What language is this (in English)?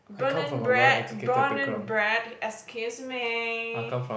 English